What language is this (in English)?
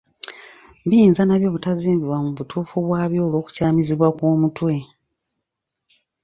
Ganda